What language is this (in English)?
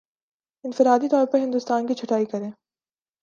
Urdu